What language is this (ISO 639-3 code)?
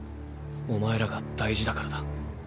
jpn